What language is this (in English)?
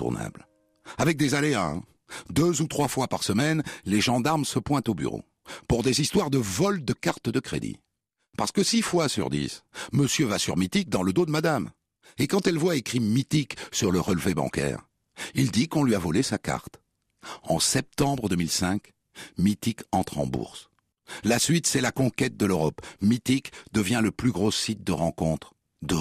French